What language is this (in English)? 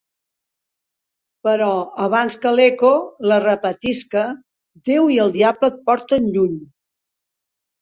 Catalan